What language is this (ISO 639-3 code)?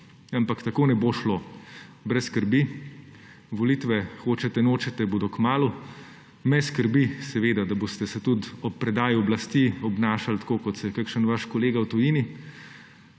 slv